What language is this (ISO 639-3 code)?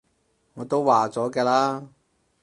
yue